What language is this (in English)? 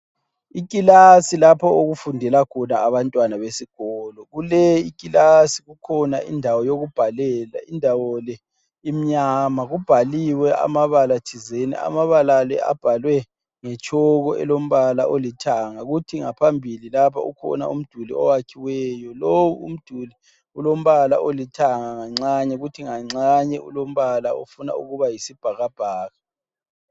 North Ndebele